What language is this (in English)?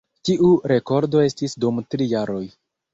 Esperanto